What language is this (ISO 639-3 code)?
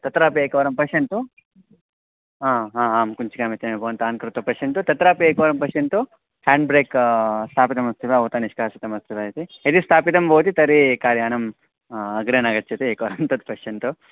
san